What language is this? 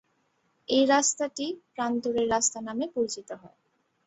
Bangla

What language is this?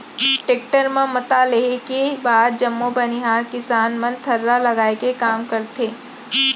Chhattisgarhi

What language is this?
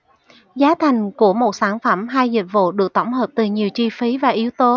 Vietnamese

